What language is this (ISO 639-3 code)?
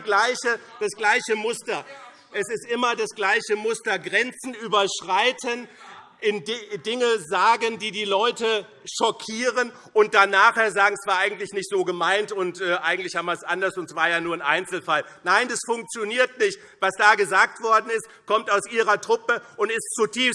deu